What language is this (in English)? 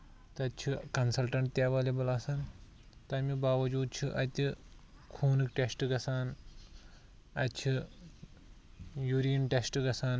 Kashmiri